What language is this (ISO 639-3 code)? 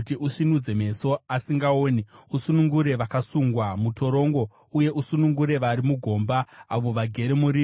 sna